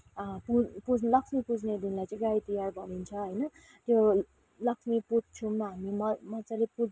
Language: Nepali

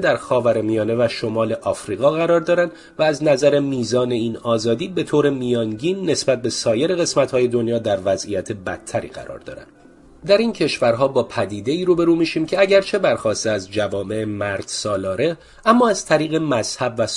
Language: Persian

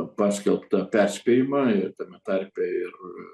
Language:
Lithuanian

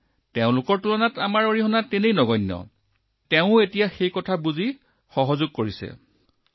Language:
Assamese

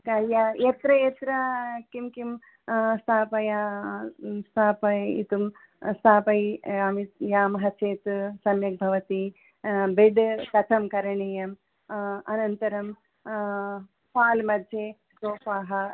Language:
Sanskrit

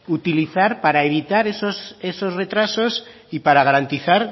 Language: Spanish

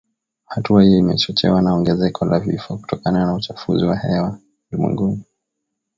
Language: Swahili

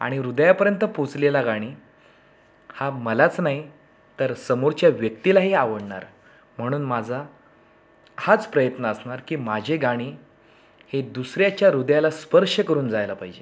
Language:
Marathi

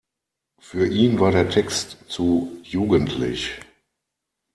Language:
German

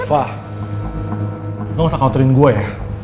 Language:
Indonesian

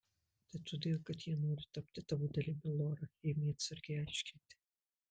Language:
Lithuanian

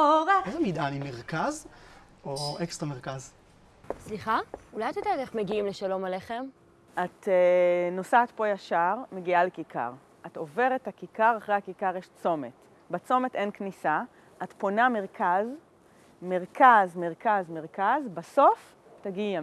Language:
Hebrew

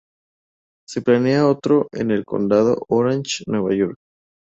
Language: Spanish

